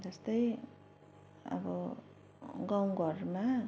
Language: Nepali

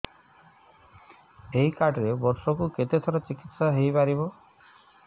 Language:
Odia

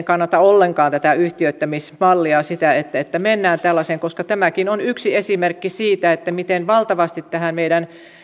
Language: Finnish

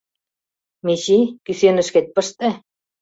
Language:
Mari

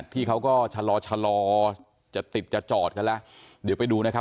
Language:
Thai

